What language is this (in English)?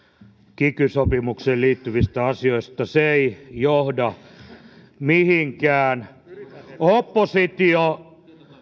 Finnish